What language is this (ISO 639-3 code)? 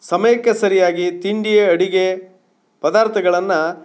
kan